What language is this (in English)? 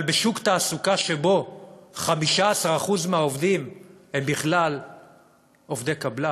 Hebrew